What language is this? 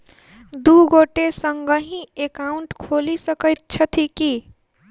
Maithili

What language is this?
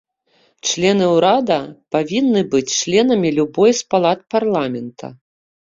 Belarusian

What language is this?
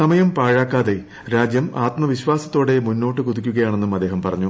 Malayalam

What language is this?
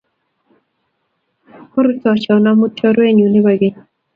Kalenjin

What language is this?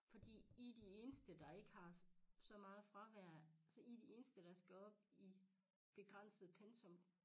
Danish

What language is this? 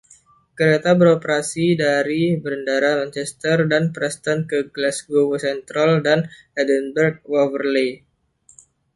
Indonesian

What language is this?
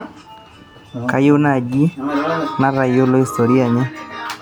Masai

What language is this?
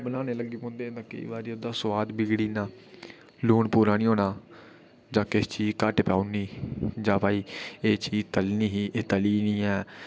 Dogri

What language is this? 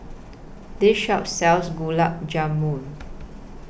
English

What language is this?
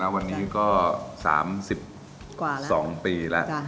Thai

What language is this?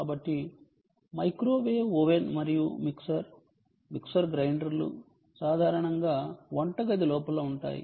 Telugu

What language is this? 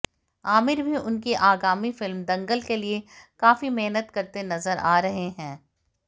Hindi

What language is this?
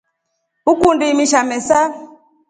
Rombo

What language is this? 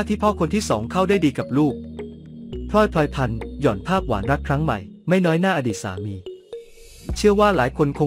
Thai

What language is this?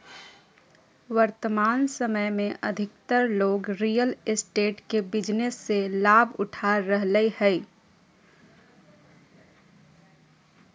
Magahi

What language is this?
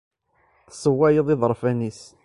Kabyle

